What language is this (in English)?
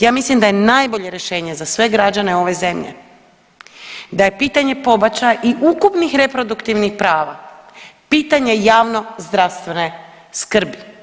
Croatian